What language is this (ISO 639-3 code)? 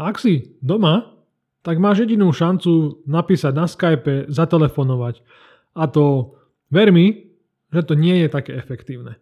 slk